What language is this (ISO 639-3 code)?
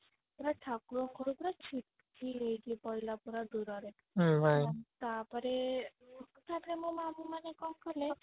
ori